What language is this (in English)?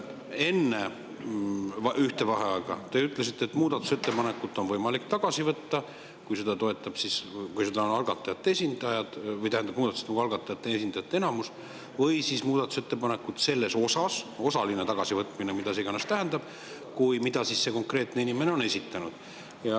Estonian